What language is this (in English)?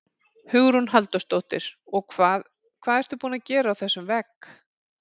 Icelandic